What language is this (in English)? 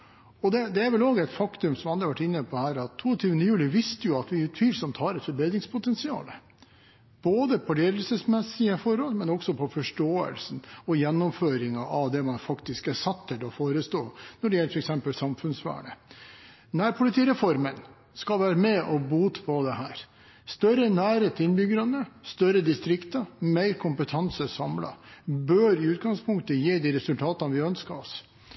Norwegian Bokmål